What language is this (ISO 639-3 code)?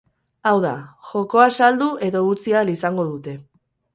eus